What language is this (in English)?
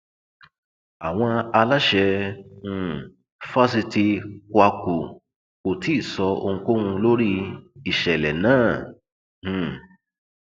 Yoruba